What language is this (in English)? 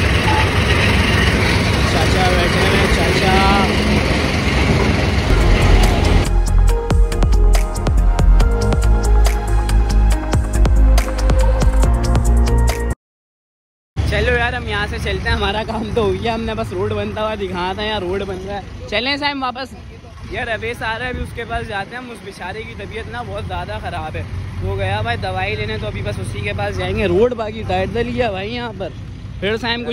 Hindi